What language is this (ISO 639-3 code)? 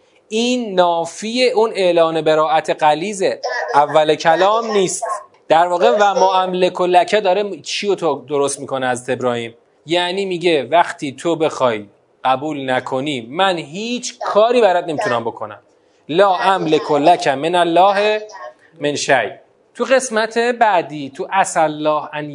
fas